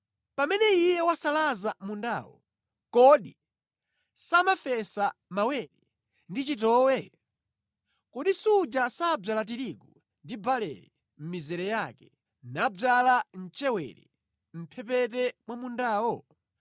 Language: Nyanja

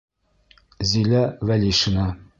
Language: Bashkir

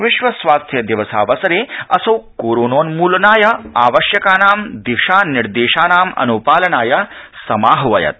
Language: Sanskrit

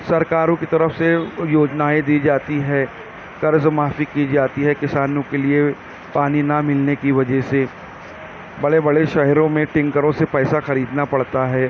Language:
Urdu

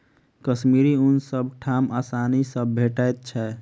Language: Maithili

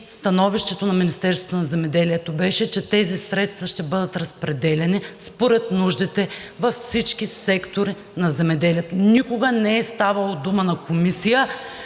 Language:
Bulgarian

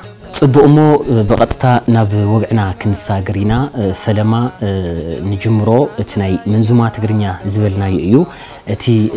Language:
Arabic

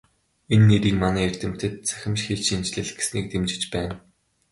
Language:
Mongolian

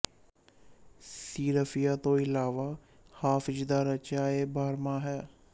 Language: Punjabi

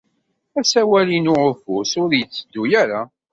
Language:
Kabyle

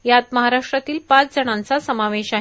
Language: Marathi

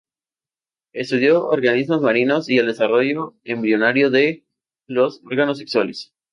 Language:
Spanish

